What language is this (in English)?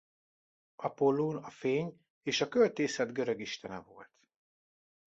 Hungarian